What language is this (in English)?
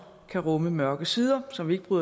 Danish